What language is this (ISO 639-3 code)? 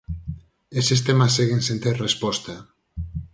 glg